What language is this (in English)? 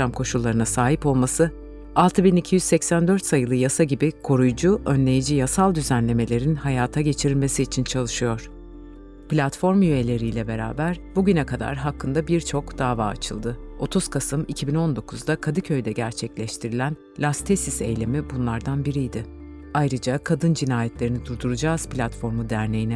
Turkish